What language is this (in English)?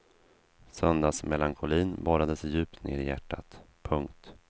Swedish